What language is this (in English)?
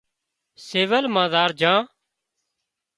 Wadiyara Koli